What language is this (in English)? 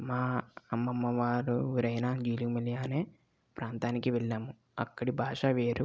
Telugu